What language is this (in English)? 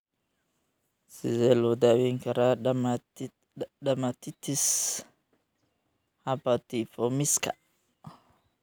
Somali